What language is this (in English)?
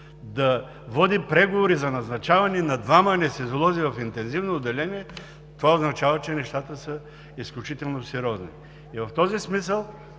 Bulgarian